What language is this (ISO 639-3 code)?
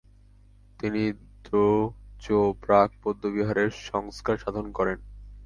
ben